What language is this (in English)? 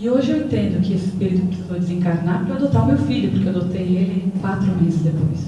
Portuguese